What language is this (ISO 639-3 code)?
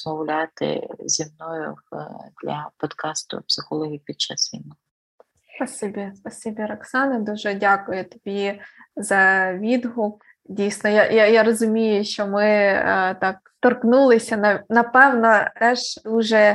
ukr